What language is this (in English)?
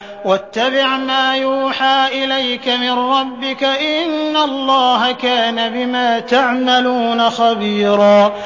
Arabic